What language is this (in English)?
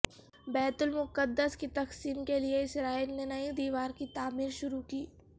Urdu